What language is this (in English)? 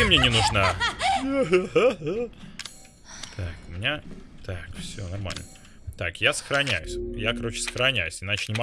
Russian